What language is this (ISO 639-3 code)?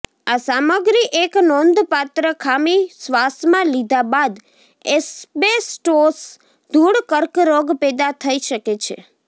guj